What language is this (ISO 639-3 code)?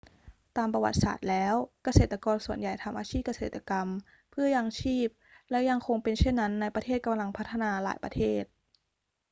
tha